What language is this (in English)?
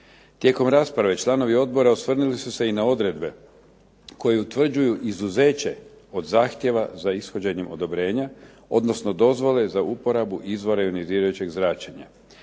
Croatian